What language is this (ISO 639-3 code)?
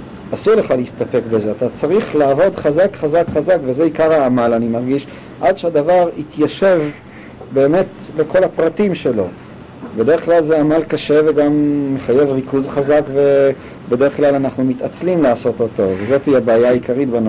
heb